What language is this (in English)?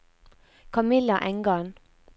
Norwegian